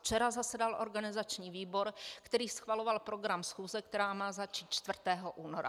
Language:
Czech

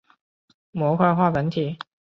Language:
Chinese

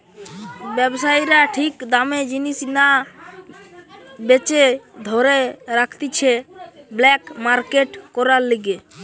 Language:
Bangla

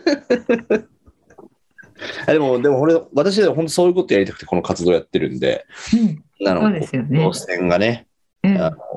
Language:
Japanese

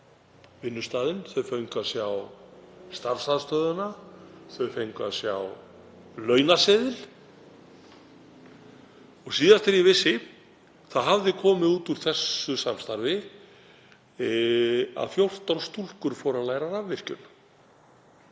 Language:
Icelandic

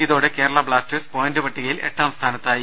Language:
Malayalam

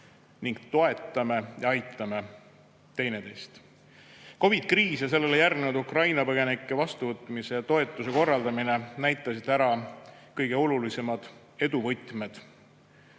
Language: Estonian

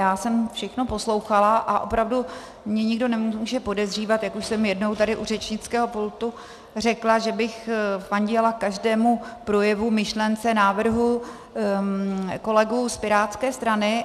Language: Czech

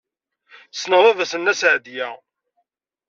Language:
Kabyle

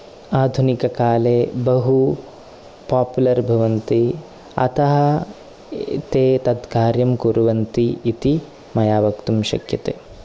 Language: Sanskrit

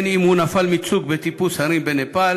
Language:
Hebrew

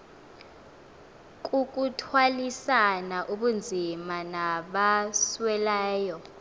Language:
Xhosa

